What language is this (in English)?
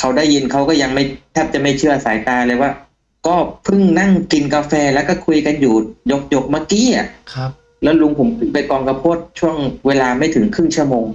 Thai